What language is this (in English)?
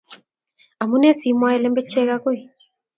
Kalenjin